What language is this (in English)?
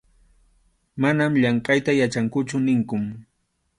Arequipa-La Unión Quechua